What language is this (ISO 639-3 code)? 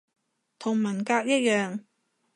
yue